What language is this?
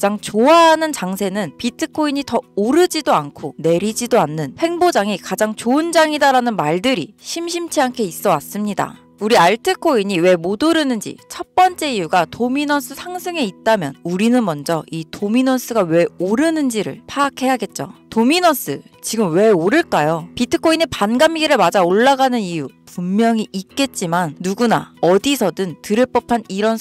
Korean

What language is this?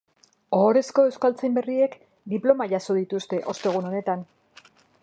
Basque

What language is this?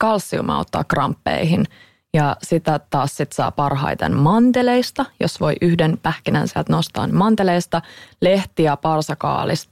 Finnish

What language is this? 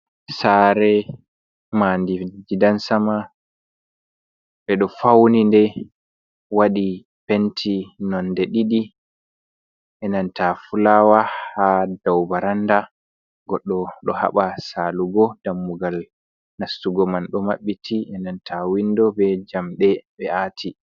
Fula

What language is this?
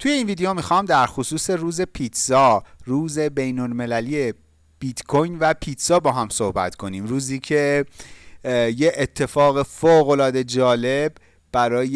Persian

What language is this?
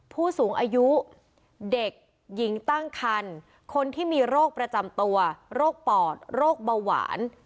Thai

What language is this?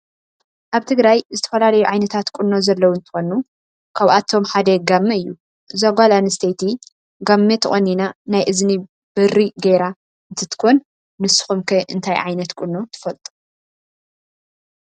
Tigrinya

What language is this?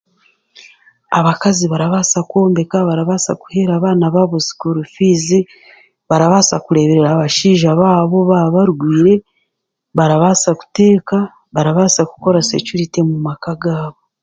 Chiga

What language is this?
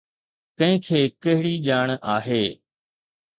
Sindhi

